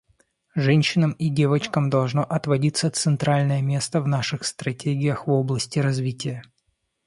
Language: Russian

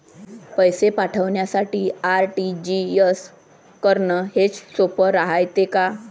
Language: Marathi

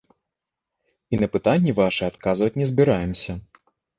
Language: Belarusian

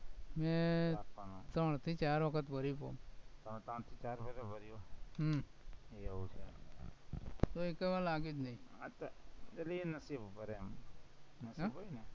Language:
Gujarati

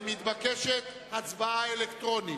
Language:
Hebrew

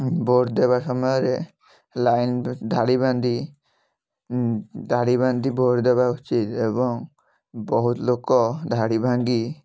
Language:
Odia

